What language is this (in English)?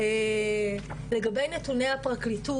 Hebrew